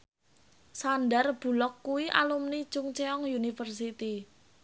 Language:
Javanese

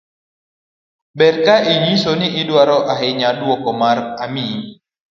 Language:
Luo (Kenya and Tanzania)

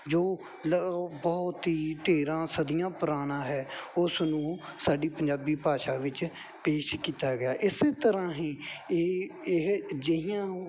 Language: Punjabi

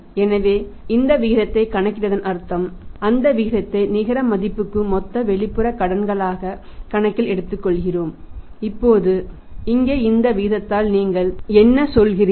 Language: Tamil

